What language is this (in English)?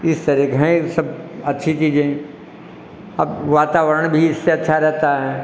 Hindi